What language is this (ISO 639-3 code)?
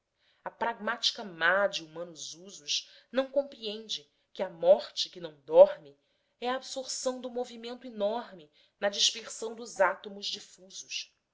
por